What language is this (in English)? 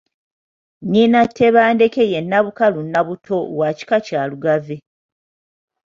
Ganda